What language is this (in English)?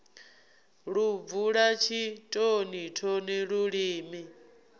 Venda